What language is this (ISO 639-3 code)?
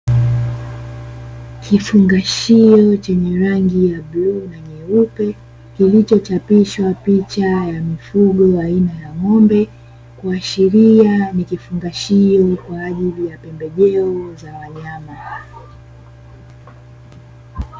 swa